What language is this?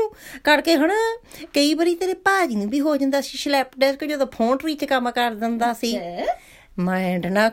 Punjabi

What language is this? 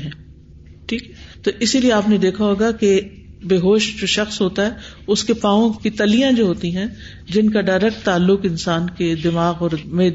Urdu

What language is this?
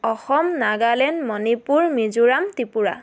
Assamese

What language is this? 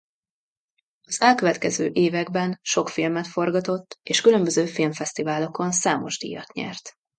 Hungarian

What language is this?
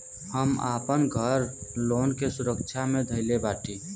Bhojpuri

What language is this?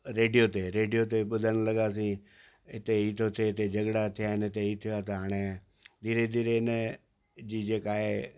Sindhi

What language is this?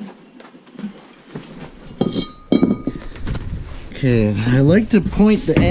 English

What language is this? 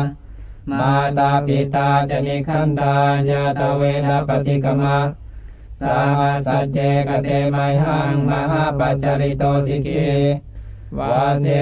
Thai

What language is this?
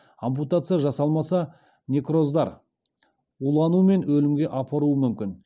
Kazakh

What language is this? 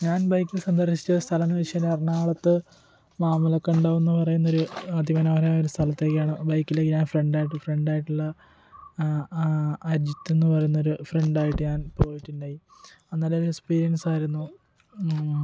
Malayalam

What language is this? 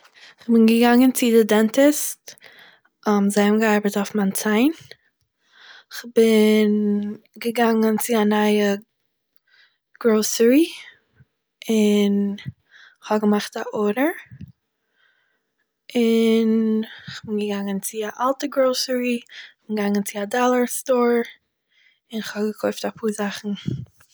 Yiddish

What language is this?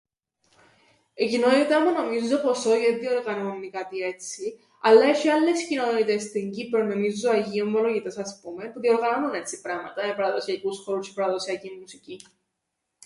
Greek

